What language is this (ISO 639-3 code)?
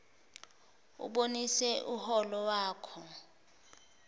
zul